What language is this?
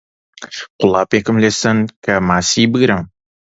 Central Kurdish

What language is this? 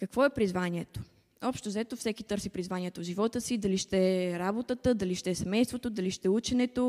Bulgarian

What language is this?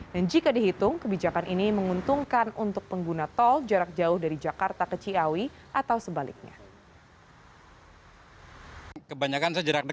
Indonesian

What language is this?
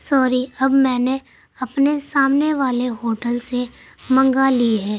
Urdu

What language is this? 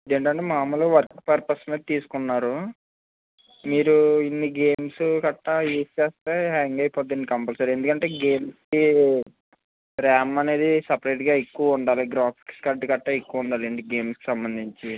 Telugu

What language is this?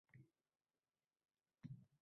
Uzbek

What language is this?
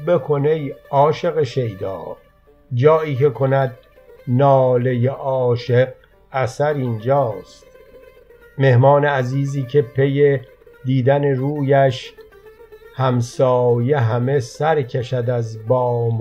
Persian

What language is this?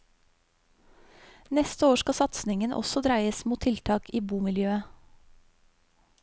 Norwegian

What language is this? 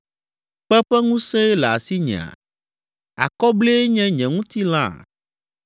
Ewe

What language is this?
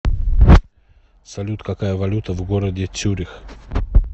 Russian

